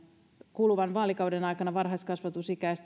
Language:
Finnish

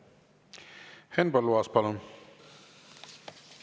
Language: Estonian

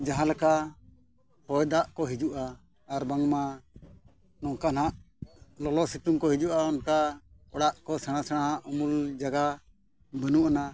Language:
Santali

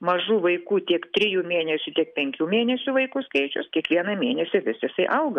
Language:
Lithuanian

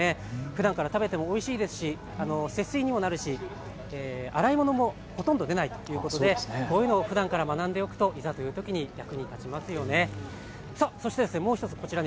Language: Japanese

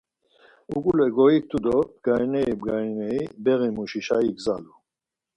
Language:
Laz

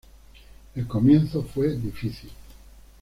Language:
Spanish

